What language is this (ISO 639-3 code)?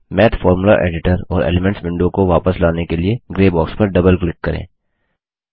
hin